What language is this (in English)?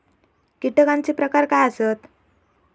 Marathi